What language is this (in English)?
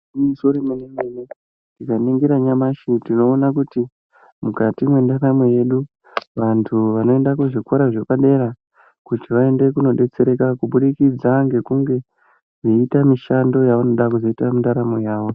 Ndau